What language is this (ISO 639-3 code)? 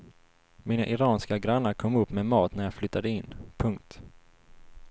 swe